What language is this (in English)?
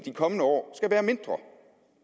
Danish